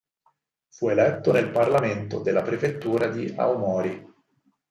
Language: Italian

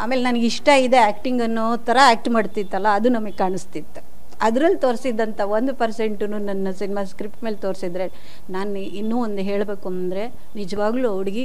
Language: Kannada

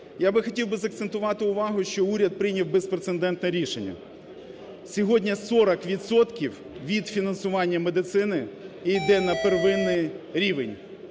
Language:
Ukrainian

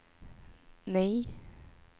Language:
Swedish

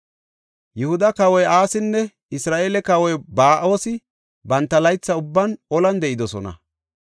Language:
Gofa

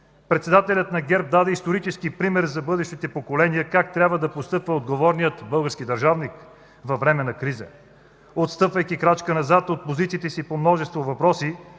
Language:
Bulgarian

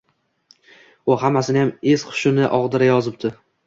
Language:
Uzbek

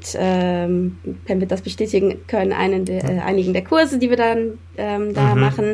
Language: German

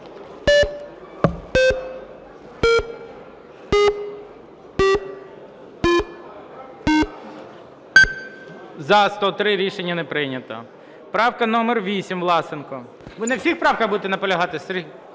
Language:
Ukrainian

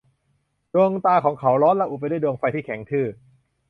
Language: Thai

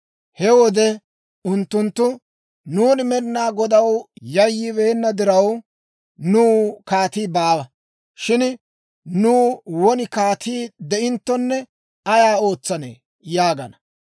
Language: Dawro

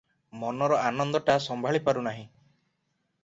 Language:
Odia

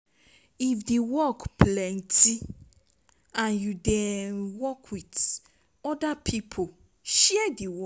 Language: Nigerian Pidgin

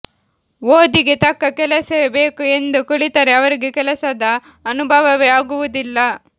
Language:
Kannada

